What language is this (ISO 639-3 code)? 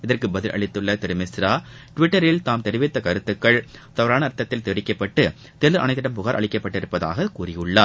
tam